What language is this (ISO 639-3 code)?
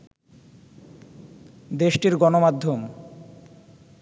ben